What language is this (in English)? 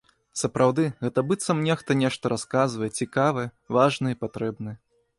Belarusian